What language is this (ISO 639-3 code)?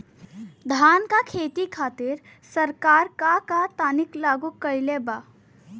bho